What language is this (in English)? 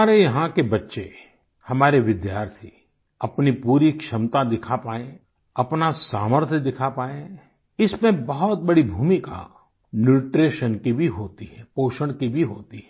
Hindi